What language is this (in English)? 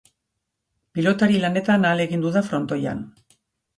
Basque